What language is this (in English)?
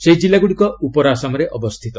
Odia